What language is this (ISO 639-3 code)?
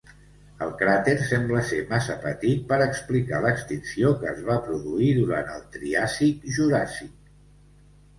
cat